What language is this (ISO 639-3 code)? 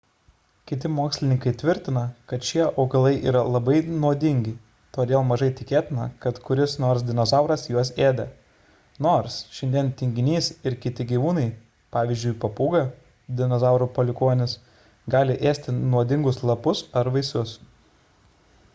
lit